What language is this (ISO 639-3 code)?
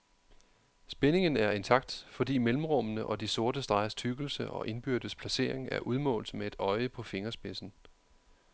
dan